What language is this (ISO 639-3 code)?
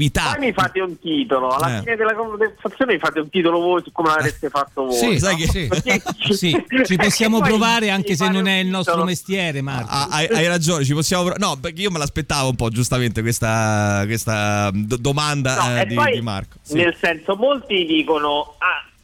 ita